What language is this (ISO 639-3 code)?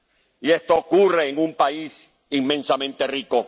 spa